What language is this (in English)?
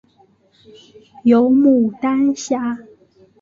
Chinese